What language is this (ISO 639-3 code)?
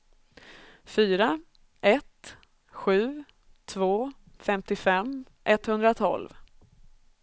swe